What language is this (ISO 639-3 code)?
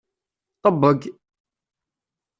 kab